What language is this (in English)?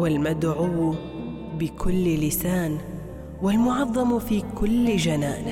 Arabic